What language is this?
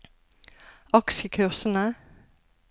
Norwegian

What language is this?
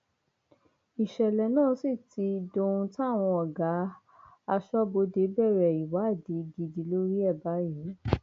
Yoruba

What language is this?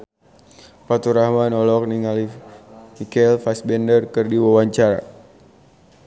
Sundanese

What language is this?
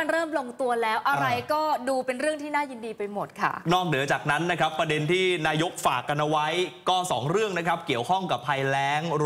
Thai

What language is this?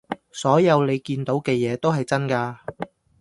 Cantonese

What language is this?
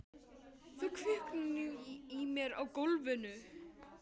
Icelandic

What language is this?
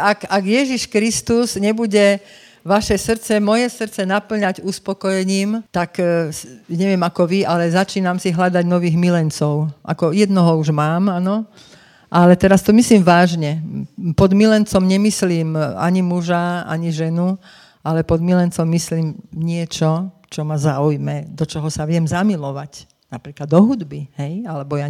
Slovak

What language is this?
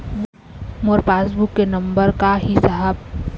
Chhattisgarhi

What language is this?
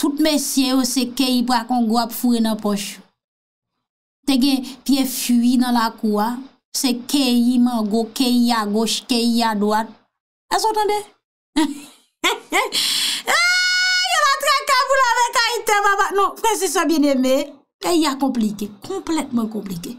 French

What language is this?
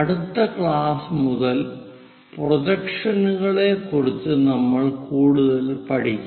Malayalam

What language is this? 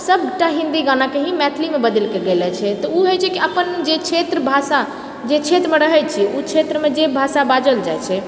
Maithili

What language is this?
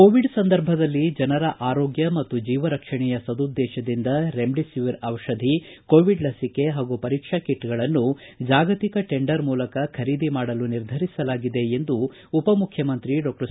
Kannada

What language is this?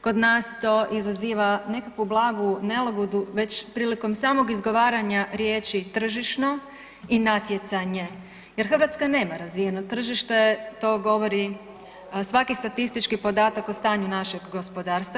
Croatian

